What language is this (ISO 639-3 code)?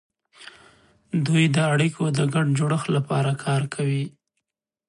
pus